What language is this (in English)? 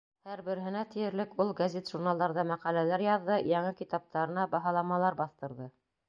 Bashkir